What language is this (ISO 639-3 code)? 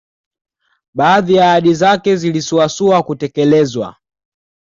swa